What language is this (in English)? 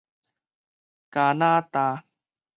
Min Nan Chinese